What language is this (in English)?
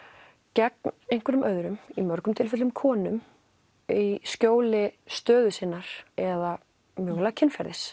Icelandic